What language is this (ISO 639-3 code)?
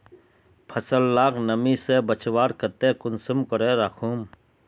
mag